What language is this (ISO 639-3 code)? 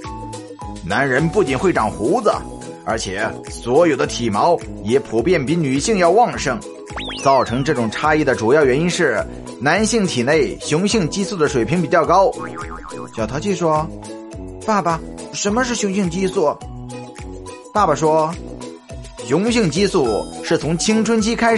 zho